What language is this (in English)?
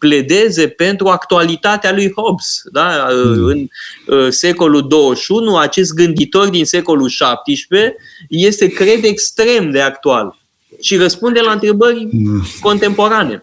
Romanian